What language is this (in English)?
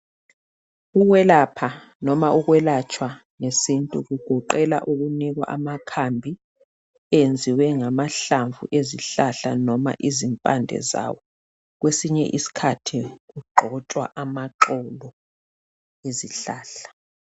North Ndebele